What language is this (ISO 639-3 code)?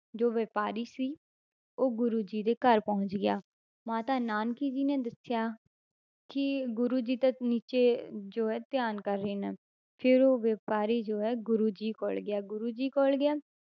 pan